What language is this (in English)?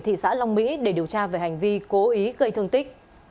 Vietnamese